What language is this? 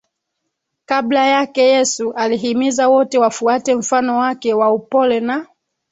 Swahili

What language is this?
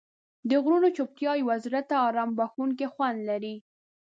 Pashto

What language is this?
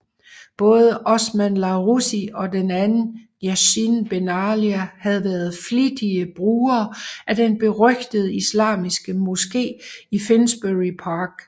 Danish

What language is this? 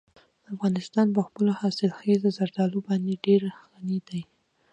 Pashto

